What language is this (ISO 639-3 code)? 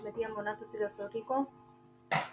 pan